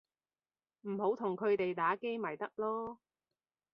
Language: Cantonese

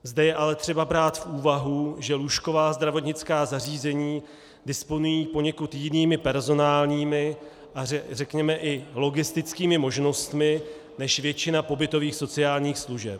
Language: Czech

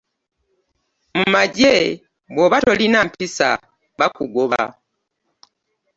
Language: Ganda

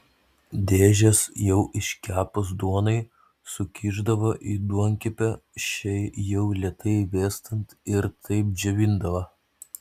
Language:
Lithuanian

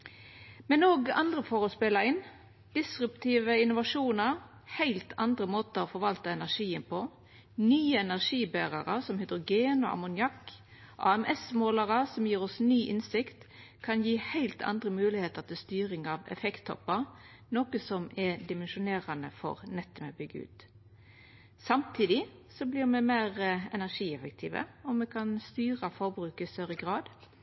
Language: Norwegian Nynorsk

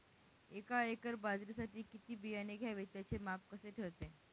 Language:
Marathi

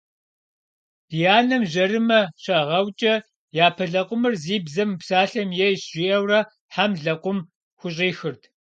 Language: Kabardian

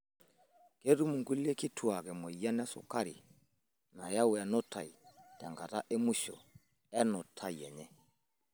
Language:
Masai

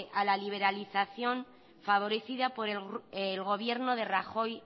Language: Spanish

